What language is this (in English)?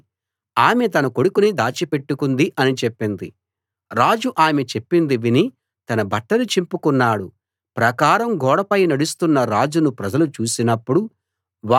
Telugu